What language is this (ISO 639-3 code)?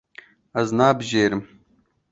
kur